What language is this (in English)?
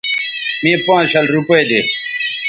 Bateri